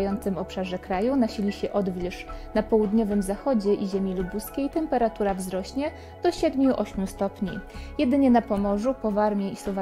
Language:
Polish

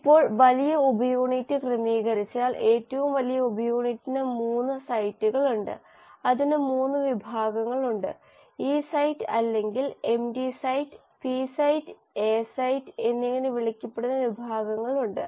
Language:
Malayalam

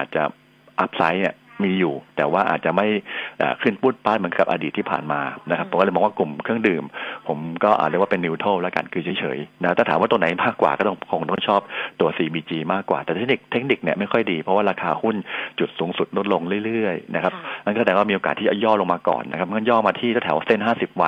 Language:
Thai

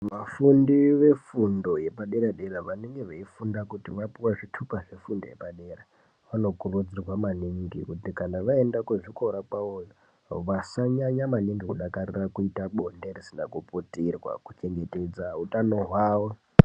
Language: Ndau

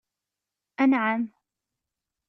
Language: Kabyle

